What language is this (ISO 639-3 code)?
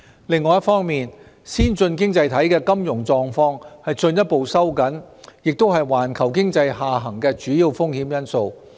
yue